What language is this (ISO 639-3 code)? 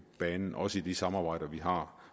dan